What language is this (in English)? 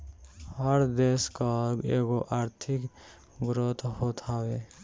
Bhojpuri